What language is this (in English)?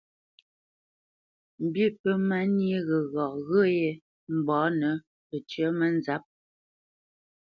Bamenyam